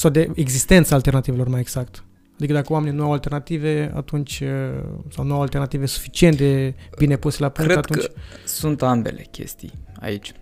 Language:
Romanian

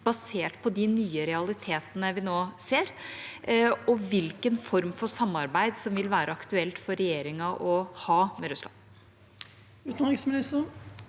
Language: Norwegian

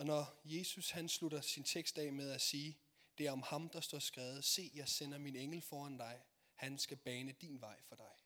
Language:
Danish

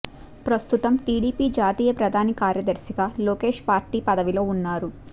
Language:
Telugu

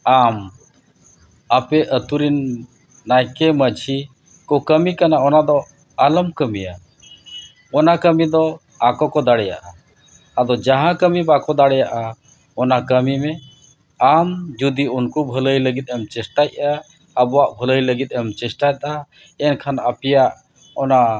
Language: Santali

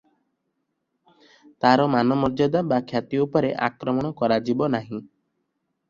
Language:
Odia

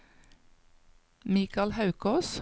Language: Norwegian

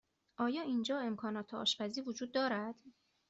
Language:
Persian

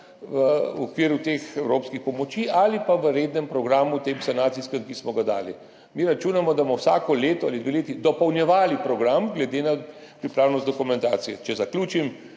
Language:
Slovenian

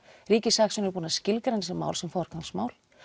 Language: Icelandic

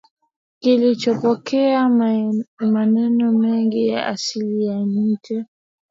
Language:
Swahili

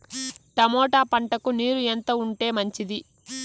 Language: Telugu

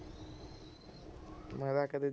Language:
Punjabi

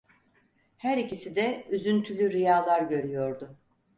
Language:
Turkish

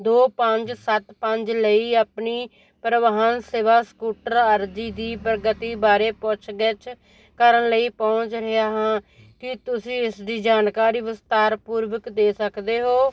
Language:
Punjabi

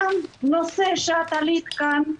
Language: Hebrew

